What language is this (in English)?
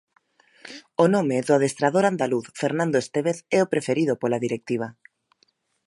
Galician